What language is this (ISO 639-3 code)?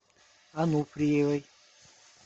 rus